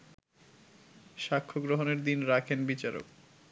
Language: Bangla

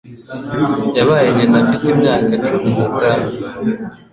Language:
Kinyarwanda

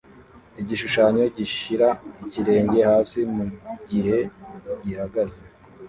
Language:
Kinyarwanda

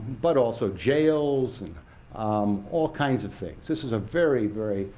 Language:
English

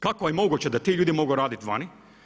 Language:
Croatian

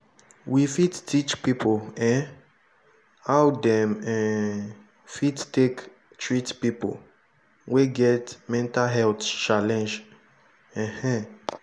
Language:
Nigerian Pidgin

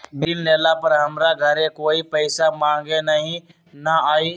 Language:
Magahi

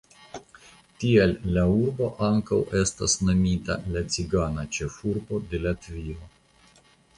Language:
Esperanto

